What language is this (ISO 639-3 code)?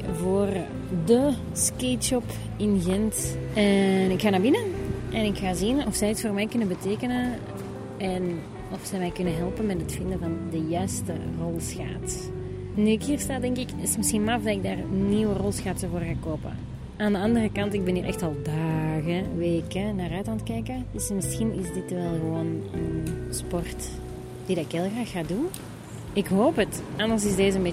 nld